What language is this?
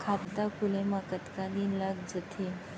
Chhattisgarhi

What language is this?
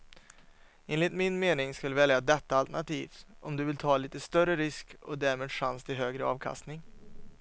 Swedish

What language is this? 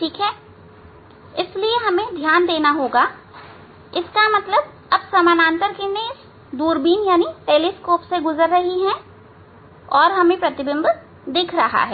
Hindi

